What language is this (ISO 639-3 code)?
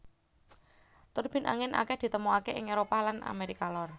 jav